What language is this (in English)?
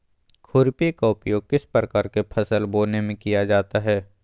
Magahi